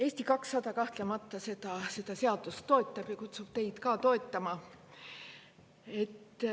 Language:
Estonian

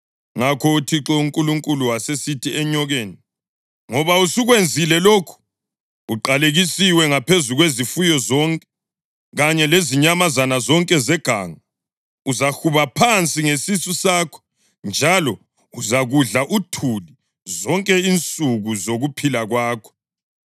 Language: North Ndebele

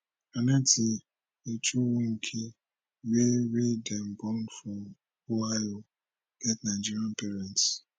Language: Nigerian Pidgin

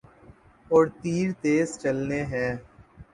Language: Urdu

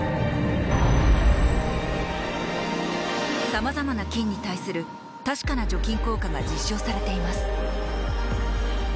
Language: Japanese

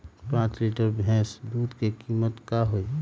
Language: Magahi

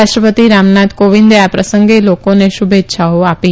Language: Gujarati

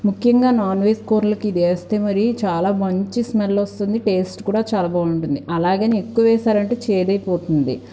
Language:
Telugu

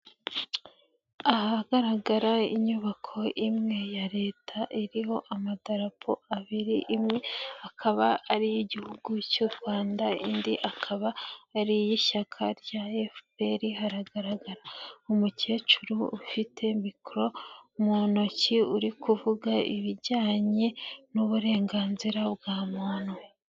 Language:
Kinyarwanda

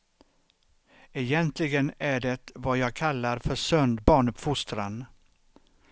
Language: Swedish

